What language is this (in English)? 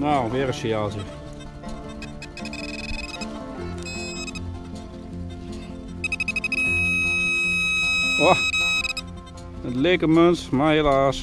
Dutch